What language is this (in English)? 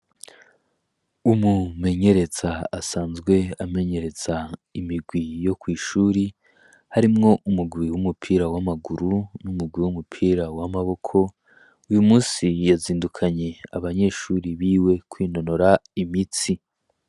Rundi